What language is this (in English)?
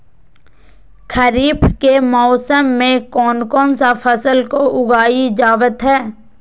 Magahi